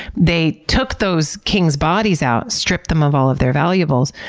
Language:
English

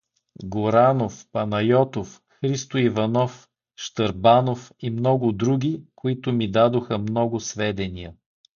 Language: Bulgarian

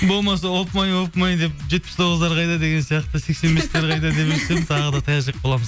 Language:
Kazakh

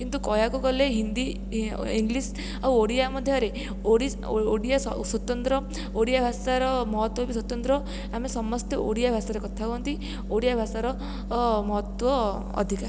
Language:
Odia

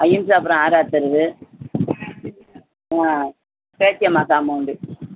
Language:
Tamil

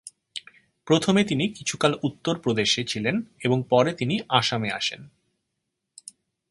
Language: Bangla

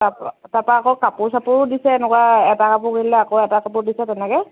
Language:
Assamese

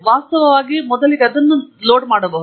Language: Kannada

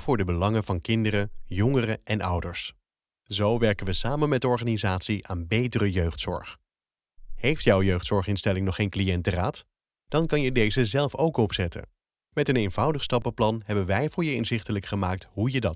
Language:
Dutch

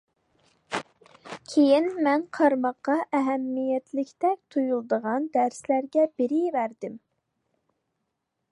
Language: Uyghur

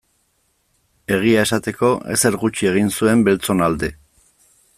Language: Basque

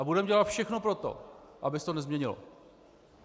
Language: Czech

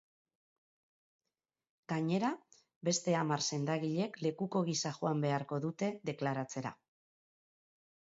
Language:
Basque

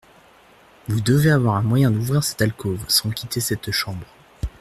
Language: French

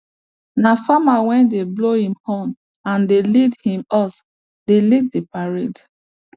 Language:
Nigerian Pidgin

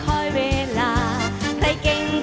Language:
Thai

